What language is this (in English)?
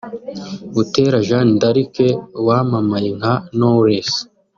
Kinyarwanda